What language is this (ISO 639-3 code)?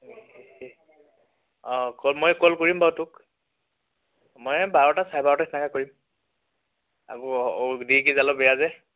asm